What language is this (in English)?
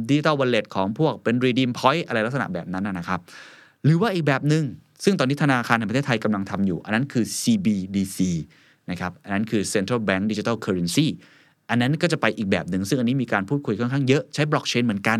Thai